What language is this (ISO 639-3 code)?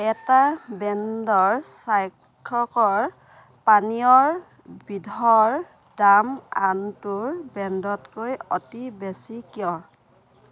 asm